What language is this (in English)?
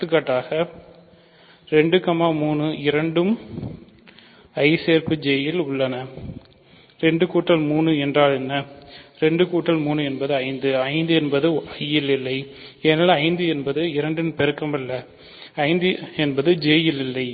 Tamil